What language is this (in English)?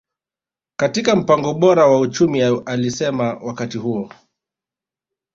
Swahili